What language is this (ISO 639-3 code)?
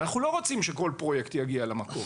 heb